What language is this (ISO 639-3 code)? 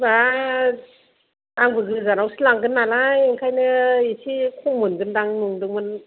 brx